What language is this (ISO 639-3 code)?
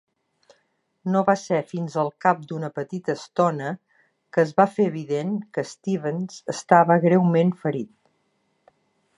cat